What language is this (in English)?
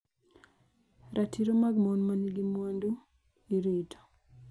Luo (Kenya and Tanzania)